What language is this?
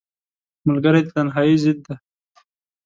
Pashto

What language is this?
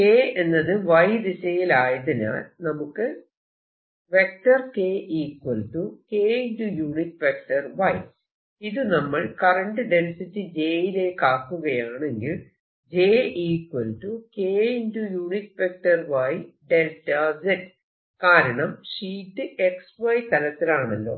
Malayalam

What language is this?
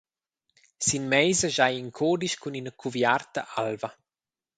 Romansh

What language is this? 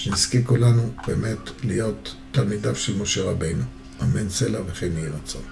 Hebrew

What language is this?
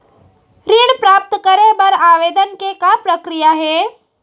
Chhattisgarhi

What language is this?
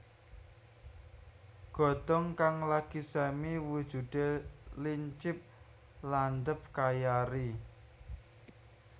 Javanese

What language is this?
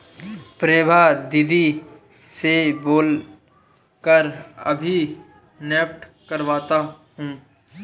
Hindi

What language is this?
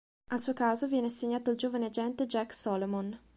Italian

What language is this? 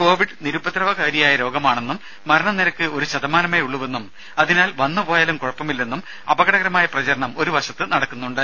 Malayalam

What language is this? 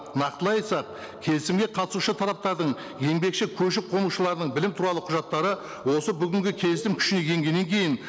Kazakh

